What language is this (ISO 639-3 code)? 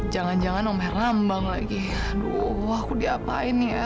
ind